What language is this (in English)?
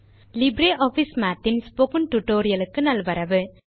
Tamil